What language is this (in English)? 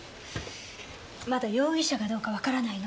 Japanese